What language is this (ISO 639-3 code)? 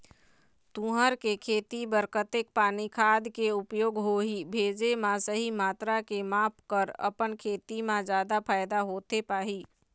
hne